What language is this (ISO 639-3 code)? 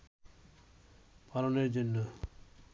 ben